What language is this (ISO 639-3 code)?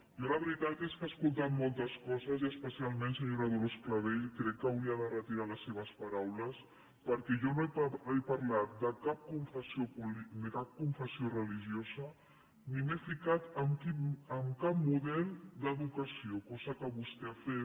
cat